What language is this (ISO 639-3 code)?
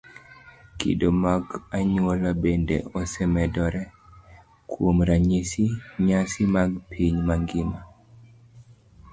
luo